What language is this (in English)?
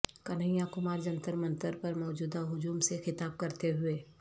Urdu